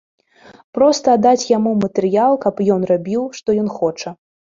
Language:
Belarusian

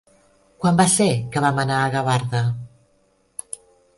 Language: Catalan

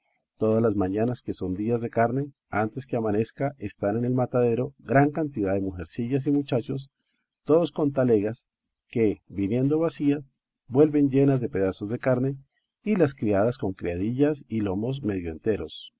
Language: Spanish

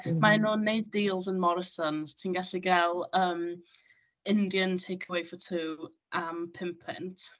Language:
Welsh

